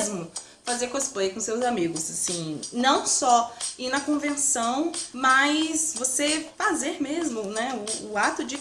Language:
Portuguese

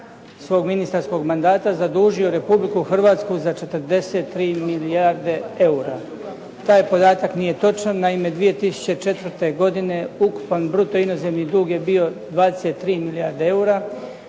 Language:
Croatian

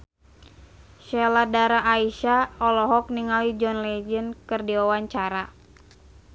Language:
Sundanese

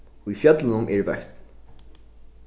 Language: Faroese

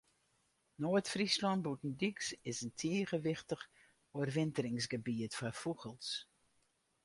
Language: Western Frisian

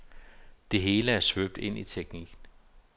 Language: Danish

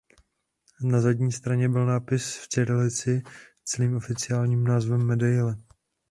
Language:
Czech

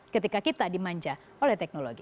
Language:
Indonesian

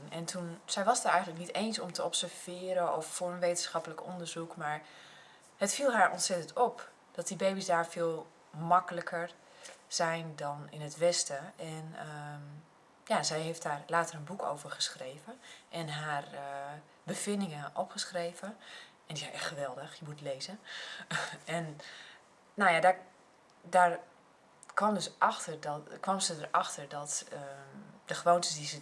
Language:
Dutch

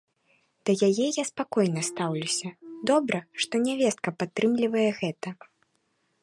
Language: Belarusian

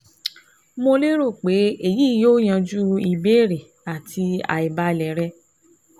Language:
Yoruba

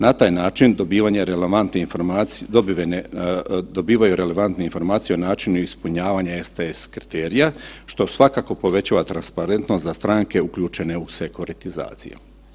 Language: Croatian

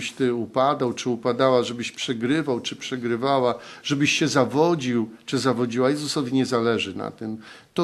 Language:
Polish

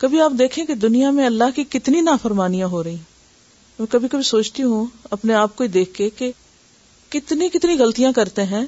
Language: Urdu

